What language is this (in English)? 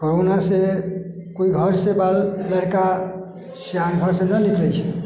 Maithili